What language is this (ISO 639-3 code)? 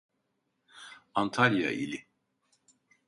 tur